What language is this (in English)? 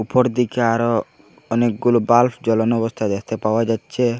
Bangla